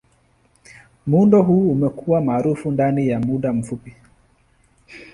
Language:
Swahili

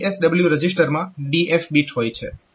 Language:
Gujarati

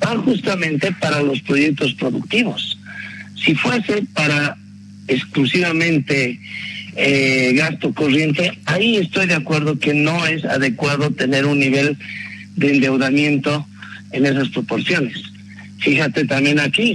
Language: Spanish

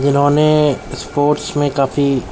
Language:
Urdu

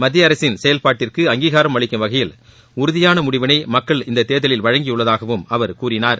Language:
Tamil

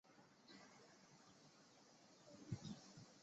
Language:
Chinese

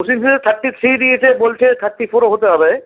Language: Bangla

